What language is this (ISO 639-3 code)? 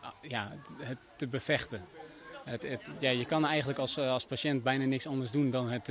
nld